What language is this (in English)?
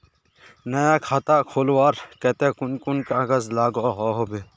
Magahi